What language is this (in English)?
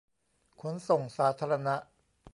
Thai